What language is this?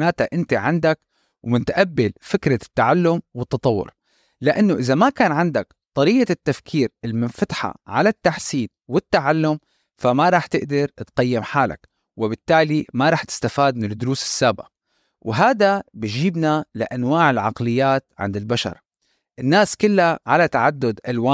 Arabic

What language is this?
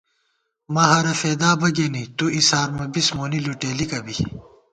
Gawar-Bati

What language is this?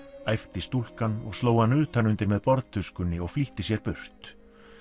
Icelandic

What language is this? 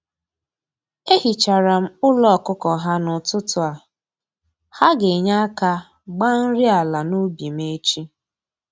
Igbo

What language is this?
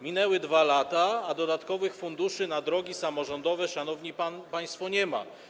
Polish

